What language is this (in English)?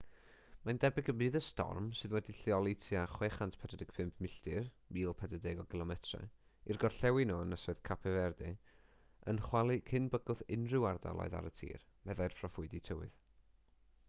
Welsh